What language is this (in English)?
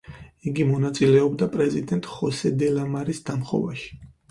Georgian